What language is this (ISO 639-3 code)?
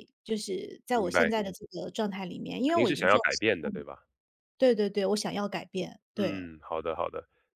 zho